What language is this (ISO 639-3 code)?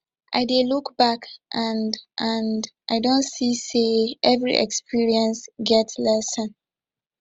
pcm